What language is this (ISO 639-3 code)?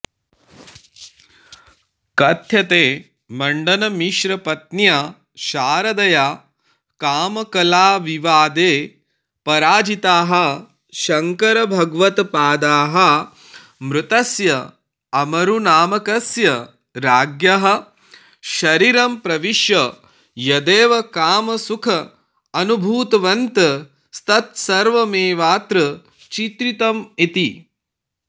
san